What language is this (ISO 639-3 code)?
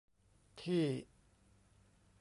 tha